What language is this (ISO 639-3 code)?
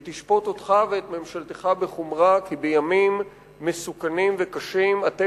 heb